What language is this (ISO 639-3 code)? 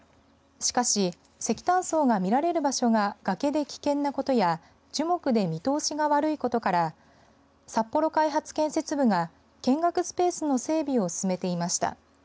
jpn